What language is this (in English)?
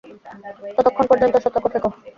Bangla